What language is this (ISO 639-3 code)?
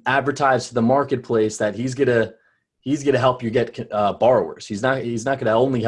eng